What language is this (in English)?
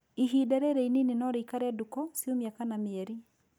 Kikuyu